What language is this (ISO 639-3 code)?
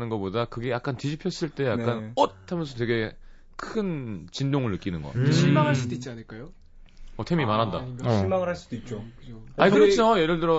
kor